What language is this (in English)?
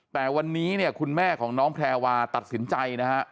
Thai